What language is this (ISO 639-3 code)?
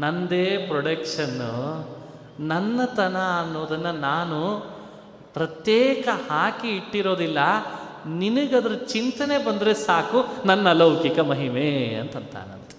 kan